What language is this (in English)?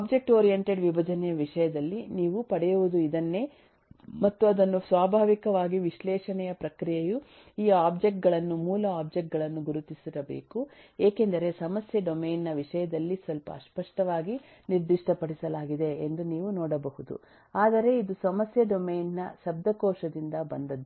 Kannada